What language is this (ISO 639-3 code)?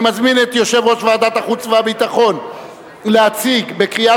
heb